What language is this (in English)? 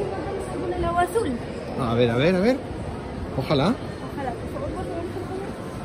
Spanish